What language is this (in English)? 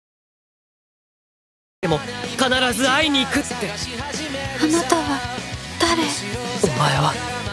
Japanese